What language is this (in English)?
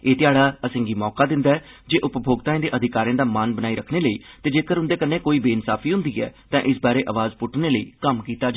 Dogri